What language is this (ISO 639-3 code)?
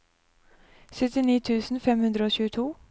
nor